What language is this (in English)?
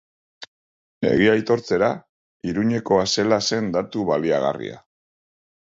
Basque